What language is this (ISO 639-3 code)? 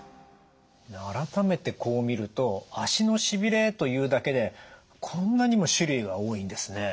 jpn